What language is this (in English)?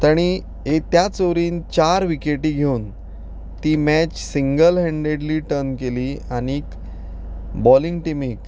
Konkani